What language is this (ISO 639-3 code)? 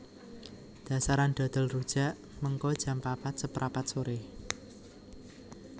jav